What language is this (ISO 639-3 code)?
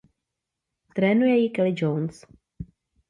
ces